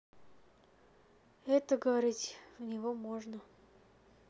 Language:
Russian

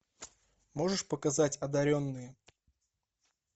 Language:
Russian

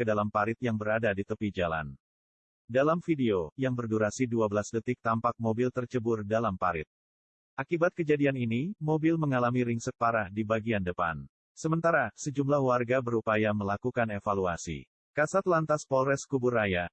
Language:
Indonesian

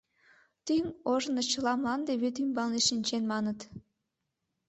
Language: Mari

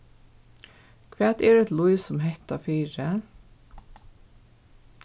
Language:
Faroese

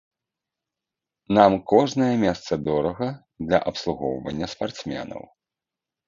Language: Belarusian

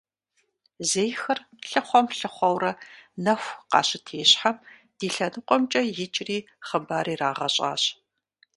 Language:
Kabardian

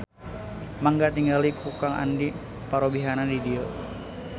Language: Sundanese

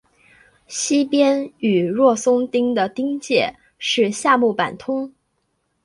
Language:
Chinese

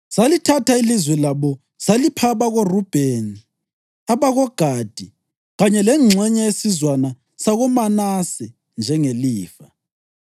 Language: North Ndebele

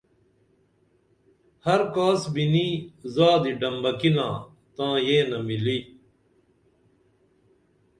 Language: Dameli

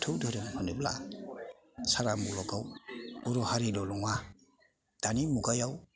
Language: Bodo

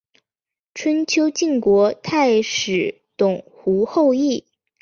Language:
Chinese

